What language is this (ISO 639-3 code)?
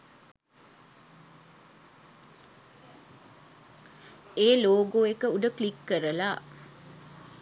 sin